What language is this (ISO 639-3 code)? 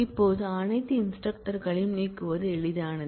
tam